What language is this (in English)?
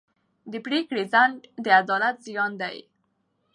Pashto